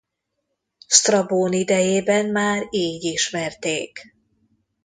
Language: Hungarian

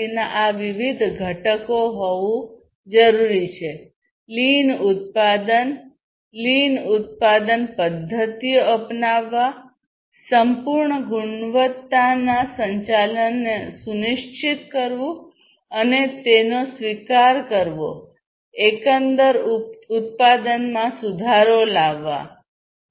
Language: Gujarati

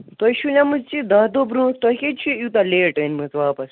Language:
Kashmiri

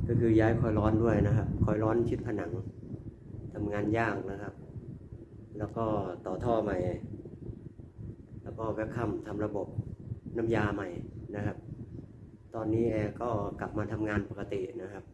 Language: Thai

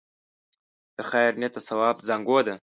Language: Pashto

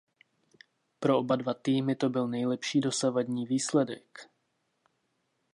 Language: Czech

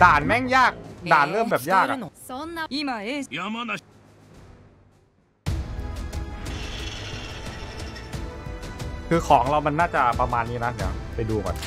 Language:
Thai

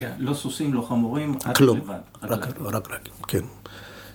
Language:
Hebrew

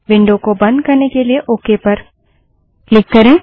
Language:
Hindi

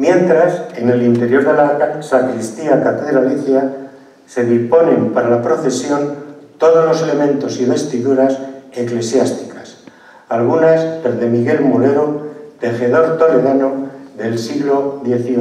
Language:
Spanish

